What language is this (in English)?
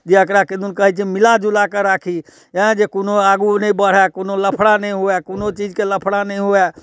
Maithili